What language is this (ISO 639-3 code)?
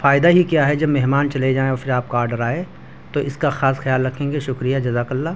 urd